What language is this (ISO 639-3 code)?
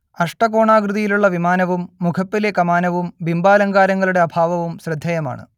mal